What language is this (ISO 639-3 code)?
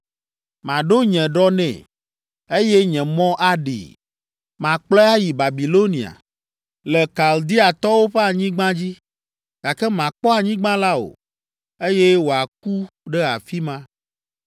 ewe